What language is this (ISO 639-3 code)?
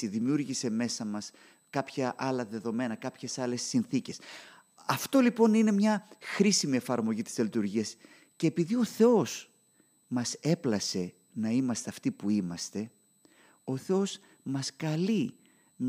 ell